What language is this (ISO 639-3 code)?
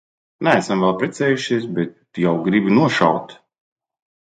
lav